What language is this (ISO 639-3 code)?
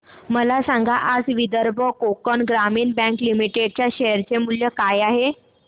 mar